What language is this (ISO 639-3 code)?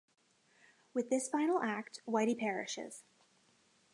eng